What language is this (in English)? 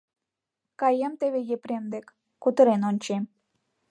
Mari